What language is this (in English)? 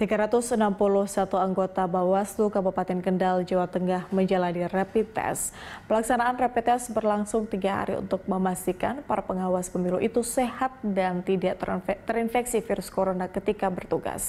Indonesian